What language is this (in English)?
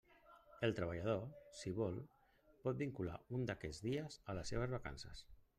Catalan